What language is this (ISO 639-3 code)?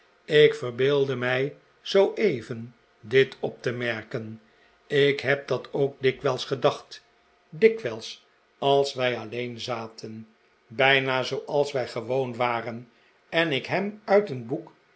nld